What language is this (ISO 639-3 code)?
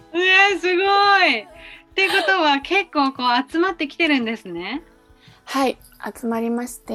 jpn